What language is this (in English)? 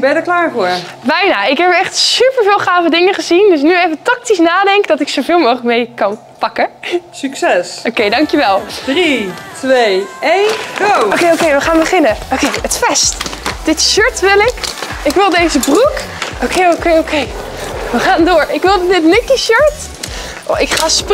Dutch